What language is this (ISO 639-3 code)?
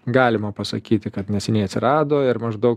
lit